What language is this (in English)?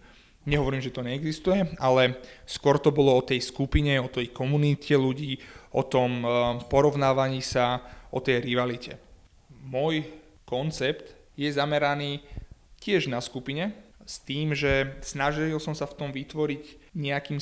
Slovak